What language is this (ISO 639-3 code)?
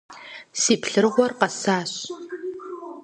kbd